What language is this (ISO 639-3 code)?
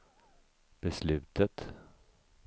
swe